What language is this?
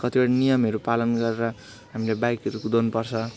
Nepali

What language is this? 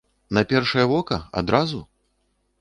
Belarusian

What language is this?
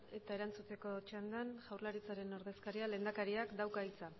Basque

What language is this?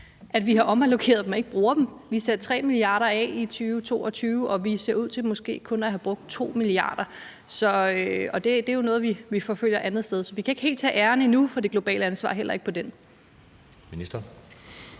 Danish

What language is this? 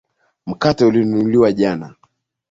Swahili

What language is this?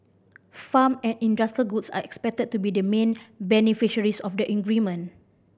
English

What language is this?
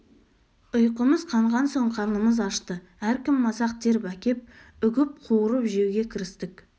Kazakh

